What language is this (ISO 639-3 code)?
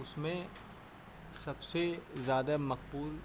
urd